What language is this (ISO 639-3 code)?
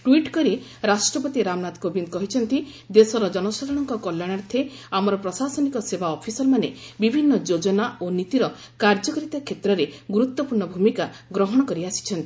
ori